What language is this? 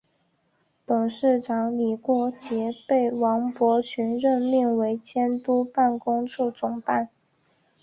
Chinese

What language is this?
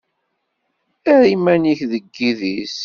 Kabyle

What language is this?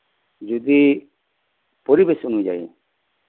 Santali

